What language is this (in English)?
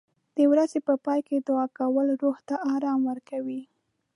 Pashto